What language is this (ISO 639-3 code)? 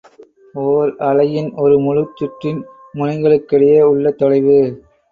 tam